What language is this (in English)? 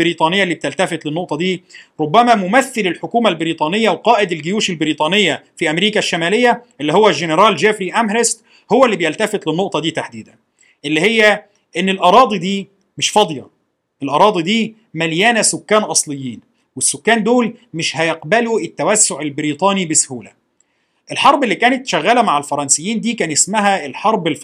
Arabic